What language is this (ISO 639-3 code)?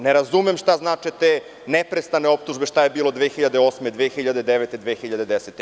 srp